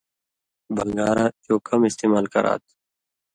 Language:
Indus Kohistani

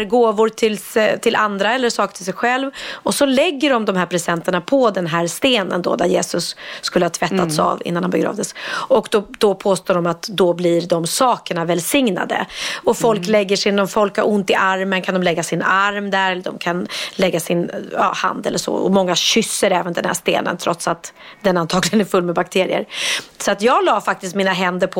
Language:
Swedish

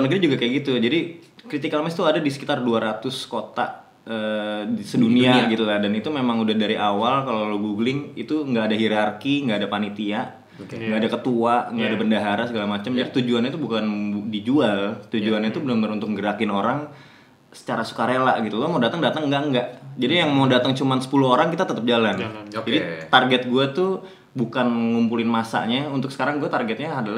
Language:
Indonesian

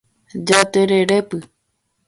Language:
Guarani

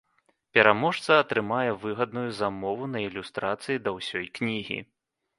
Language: Belarusian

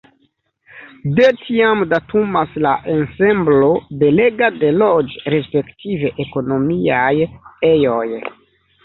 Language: Esperanto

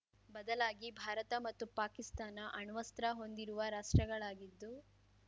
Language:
Kannada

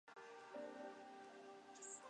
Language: Chinese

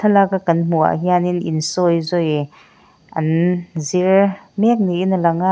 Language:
Mizo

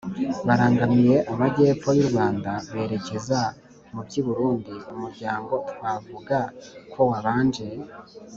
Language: Kinyarwanda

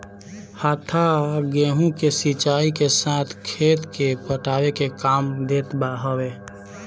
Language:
Bhojpuri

